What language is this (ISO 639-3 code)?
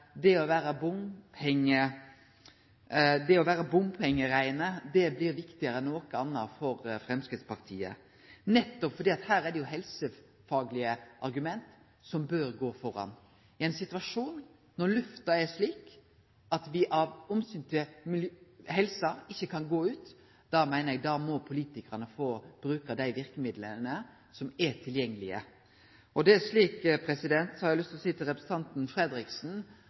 nno